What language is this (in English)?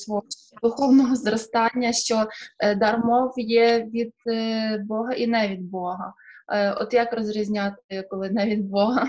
Ukrainian